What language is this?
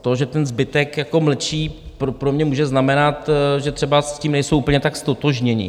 Czech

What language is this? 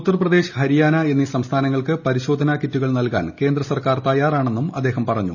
Malayalam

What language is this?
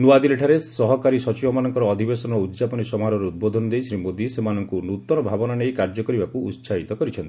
Odia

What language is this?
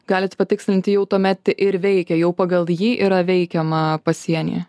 Lithuanian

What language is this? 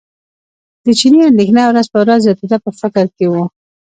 Pashto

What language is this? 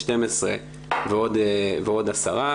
Hebrew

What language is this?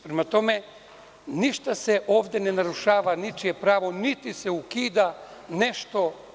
Serbian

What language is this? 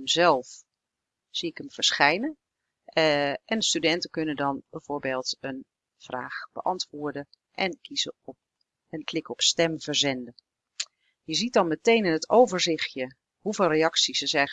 Dutch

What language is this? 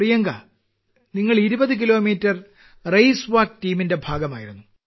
Malayalam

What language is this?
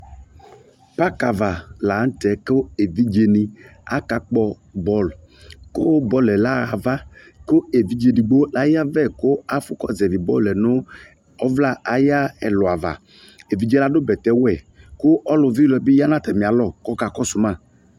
Ikposo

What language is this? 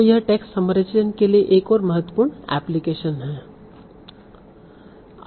Hindi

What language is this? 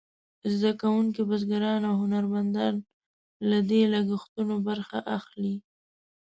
Pashto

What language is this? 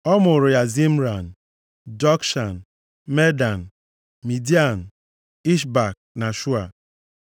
Igbo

